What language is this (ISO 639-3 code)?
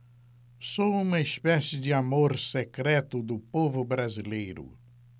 por